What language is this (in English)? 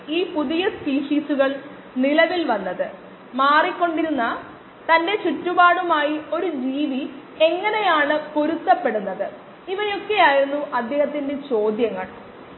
Malayalam